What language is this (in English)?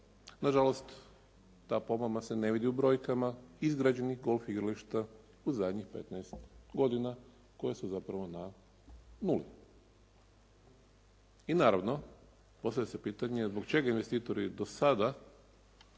Croatian